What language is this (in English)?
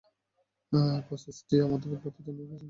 Bangla